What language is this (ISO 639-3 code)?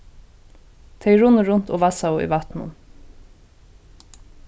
fao